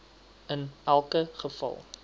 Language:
Afrikaans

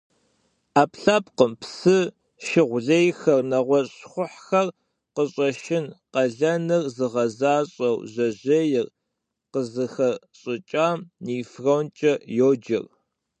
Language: Kabardian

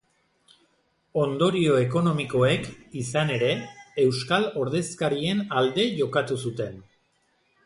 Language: Basque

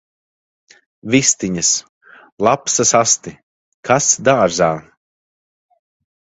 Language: Latvian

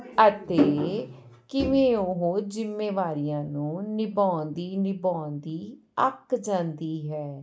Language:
Punjabi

